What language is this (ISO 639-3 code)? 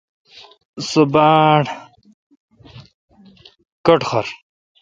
xka